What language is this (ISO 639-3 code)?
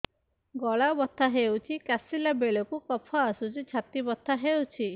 ori